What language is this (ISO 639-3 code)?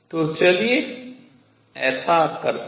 hin